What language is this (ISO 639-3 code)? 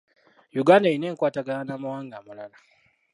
lug